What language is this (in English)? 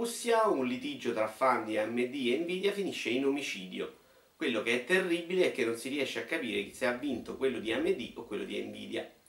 Italian